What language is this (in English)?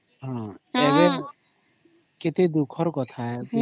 Odia